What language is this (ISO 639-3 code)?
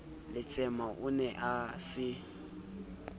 sot